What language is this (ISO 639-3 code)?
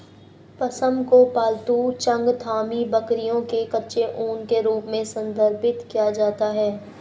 hin